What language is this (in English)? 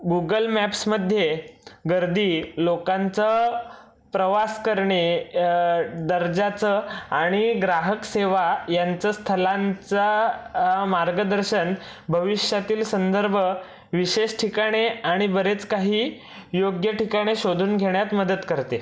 Marathi